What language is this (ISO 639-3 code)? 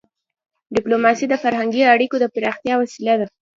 pus